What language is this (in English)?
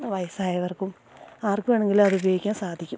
Malayalam